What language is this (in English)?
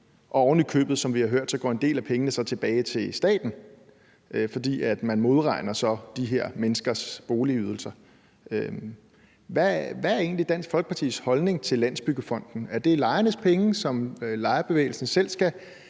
Danish